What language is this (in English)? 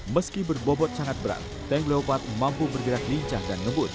Indonesian